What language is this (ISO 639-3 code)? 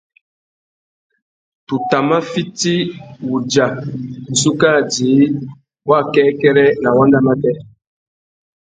bag